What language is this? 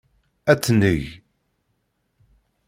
Kabyle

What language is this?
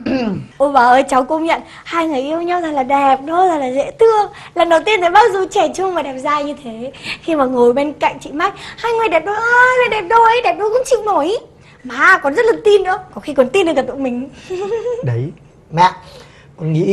Vietnamese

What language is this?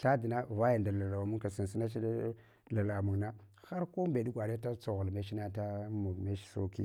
Hwana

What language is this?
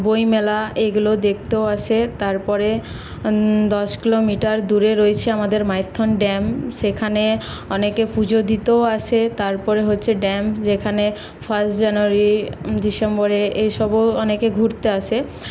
Bangla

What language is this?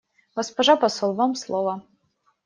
Russian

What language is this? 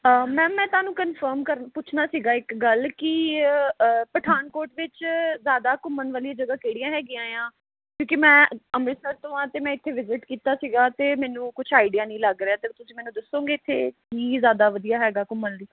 Punjabi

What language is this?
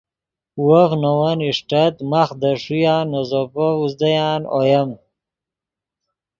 Yidgha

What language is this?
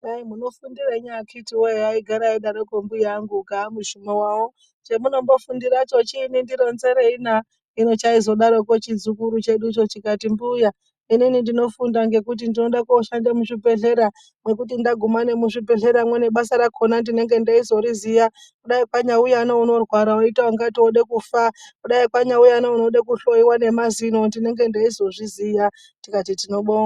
Ndau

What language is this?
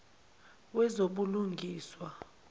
Zulu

